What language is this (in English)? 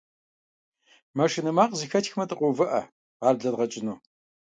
Kabardian